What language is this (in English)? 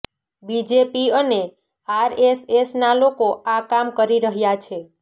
Gujarati